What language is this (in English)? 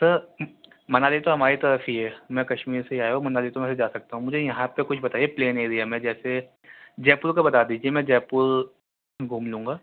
Urdu